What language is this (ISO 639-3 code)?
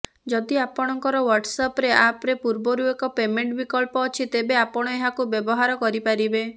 ori